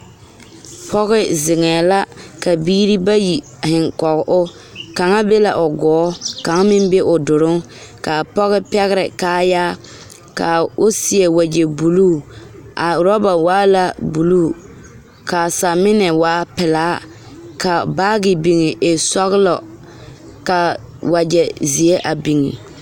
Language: Southern Dagaare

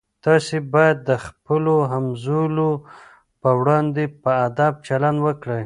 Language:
Pashto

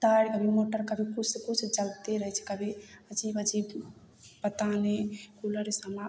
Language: Maithili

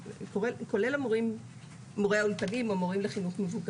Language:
Hebrew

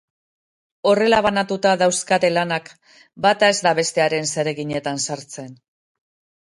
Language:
Basque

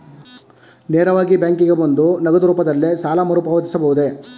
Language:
Kannada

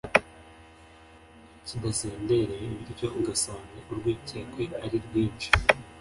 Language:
Kinyarwanda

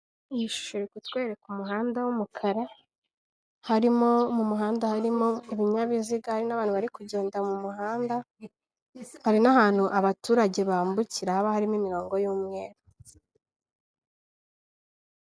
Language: Kinyarwanda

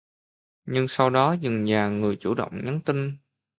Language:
Vietnamese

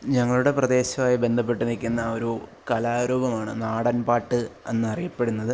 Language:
Malayalam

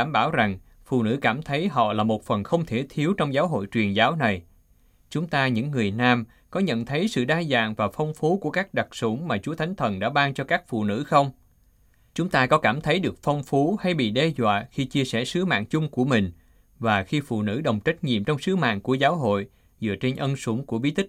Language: Vietnamese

